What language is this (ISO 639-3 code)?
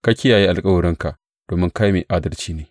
hau